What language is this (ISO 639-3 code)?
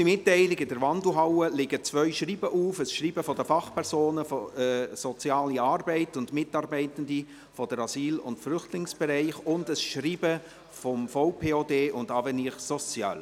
gsw